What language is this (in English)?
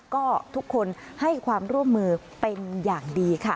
Thai